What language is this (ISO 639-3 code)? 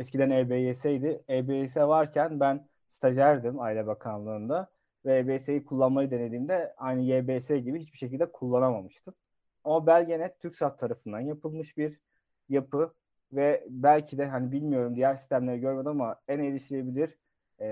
tur